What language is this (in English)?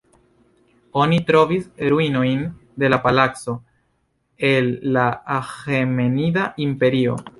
Esperanto